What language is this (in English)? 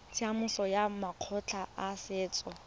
Tswana